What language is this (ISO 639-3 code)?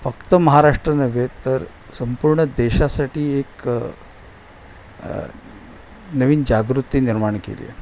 mar